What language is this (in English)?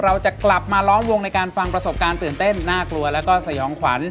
Thai